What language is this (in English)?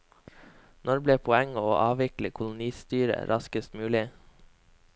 Norwegian